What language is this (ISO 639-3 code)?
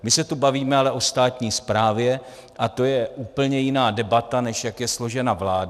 ces